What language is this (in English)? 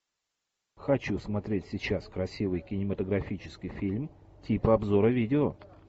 Russian